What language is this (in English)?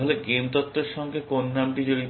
Bangla